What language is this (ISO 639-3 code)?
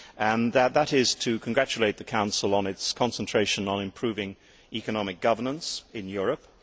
eng